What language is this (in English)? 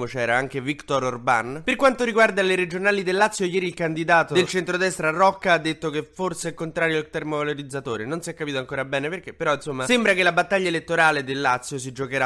Italian